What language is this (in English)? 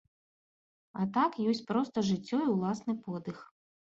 Belarusian